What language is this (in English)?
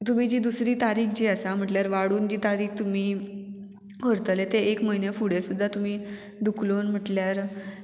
Konkani